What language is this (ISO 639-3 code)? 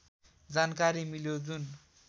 nep